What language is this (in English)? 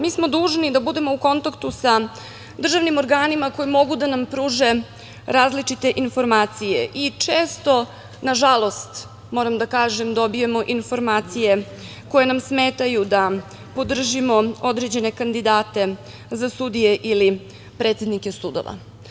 Serbian